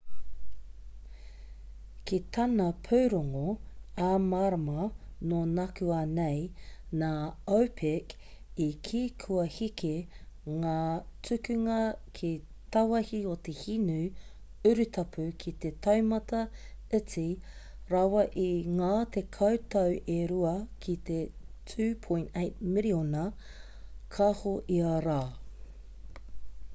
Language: Māori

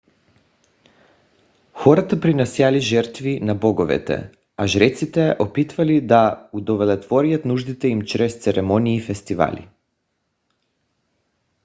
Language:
Bulgarian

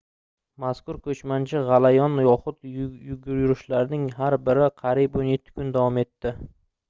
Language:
Uzbek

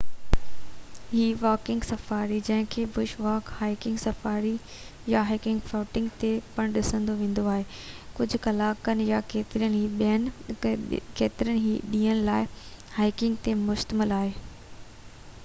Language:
Sindhi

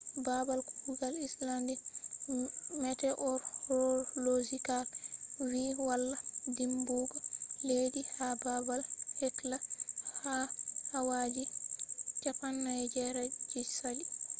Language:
Fula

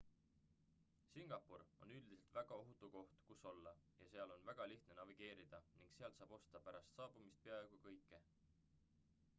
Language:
Estonian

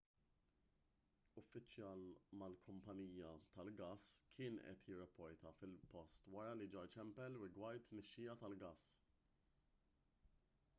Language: Maltese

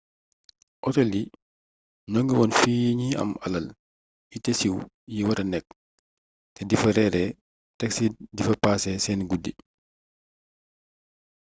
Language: Wolof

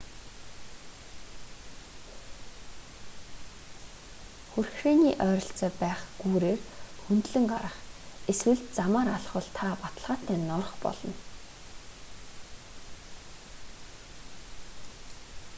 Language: Mongolian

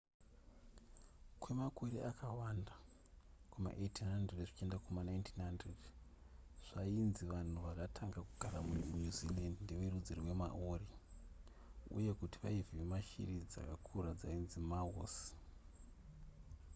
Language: Shona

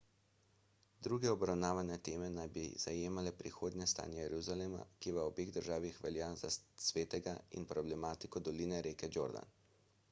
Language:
Slovenian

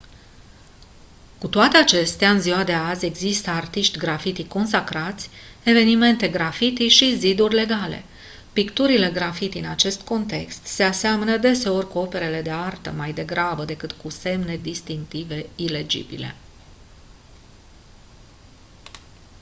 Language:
Romanian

